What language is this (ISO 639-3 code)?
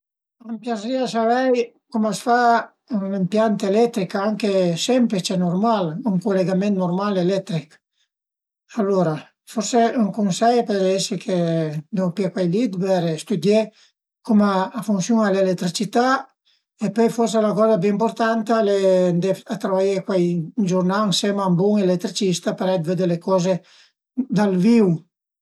pms